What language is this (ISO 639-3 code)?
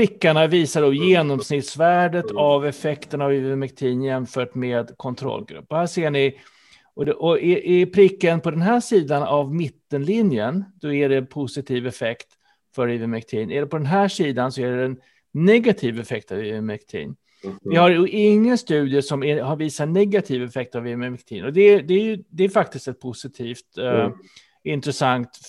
swe